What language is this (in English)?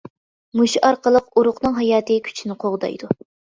Uyghur